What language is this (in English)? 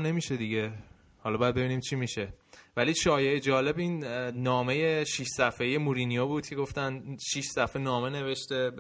Persian